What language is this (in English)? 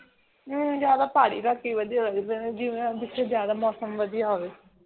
Punjabi